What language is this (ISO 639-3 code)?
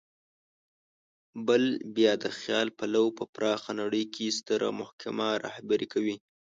pus